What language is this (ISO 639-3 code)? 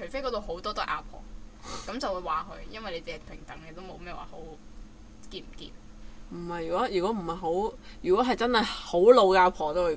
zho